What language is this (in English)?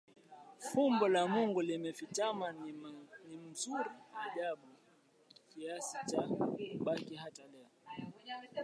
Swahili